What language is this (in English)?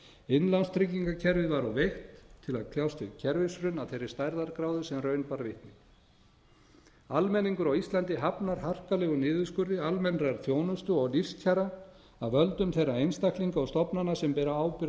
Icelandic